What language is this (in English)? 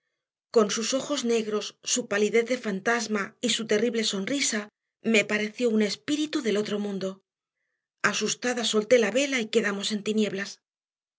Spanish